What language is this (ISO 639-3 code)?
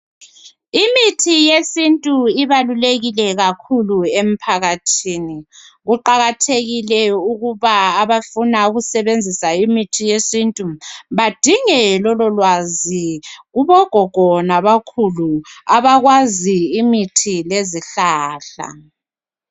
nde